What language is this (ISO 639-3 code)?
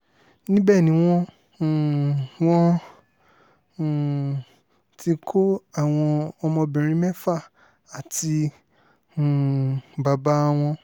yor